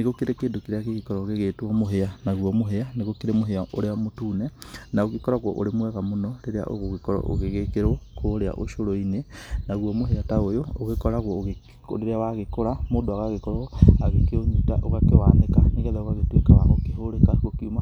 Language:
Kikuyu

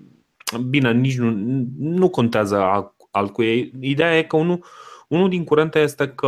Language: Romanian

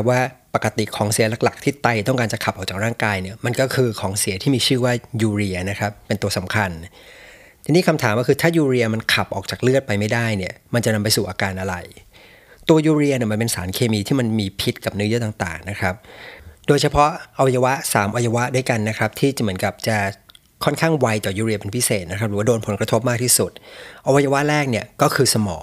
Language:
Thai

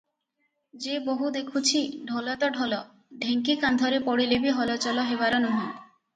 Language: Odia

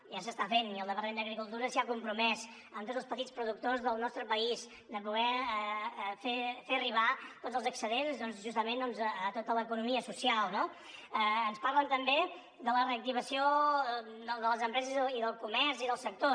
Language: Catalan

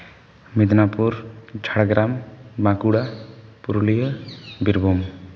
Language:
Santali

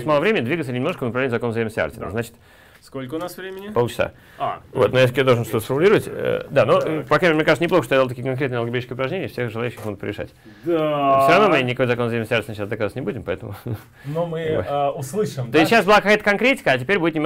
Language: Russian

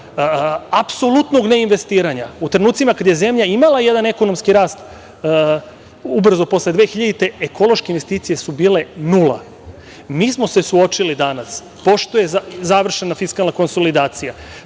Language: Serbian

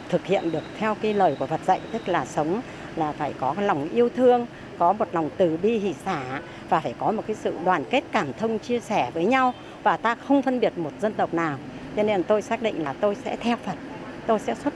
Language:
Vietnamese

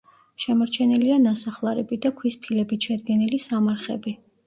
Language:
Georgian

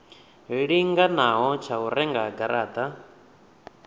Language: Venda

